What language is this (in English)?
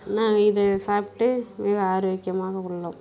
Tamil